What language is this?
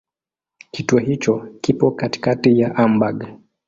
Swahili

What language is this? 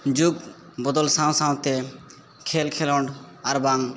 Santali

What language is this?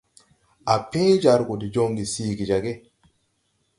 Tupuri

